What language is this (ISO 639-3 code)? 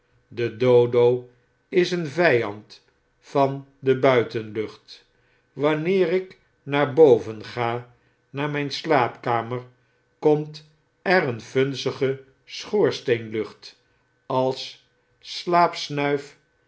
nld